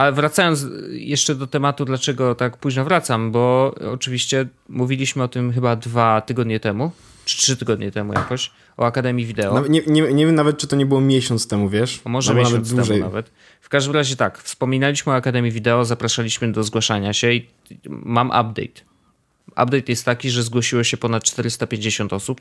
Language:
Polish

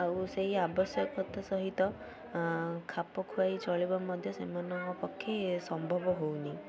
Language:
Odia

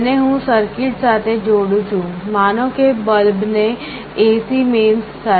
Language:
Gujarati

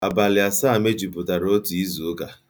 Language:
Igbo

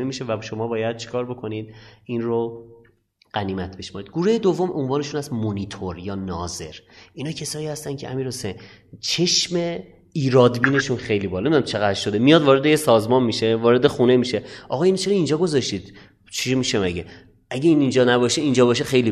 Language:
Persian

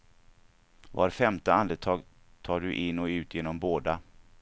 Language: Swedish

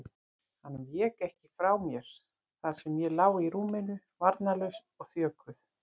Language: Icelandic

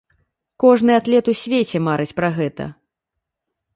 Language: Belarusian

